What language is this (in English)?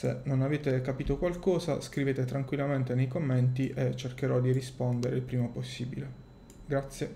Italian